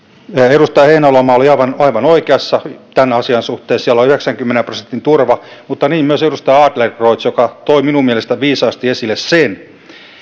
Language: Finnish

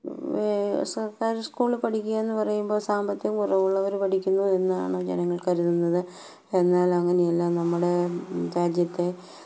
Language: Malayalam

